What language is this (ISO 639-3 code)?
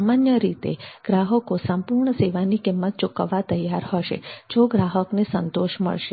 guj